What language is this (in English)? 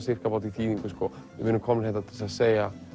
Icelandic